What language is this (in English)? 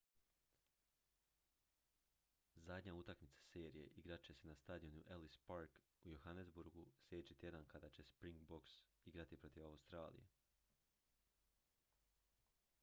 Croatian